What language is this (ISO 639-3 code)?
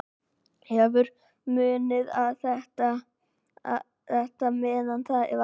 isl